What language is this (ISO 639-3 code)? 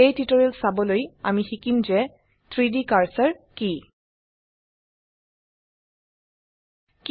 asm